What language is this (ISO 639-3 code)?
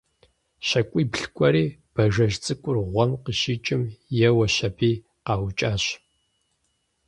kbd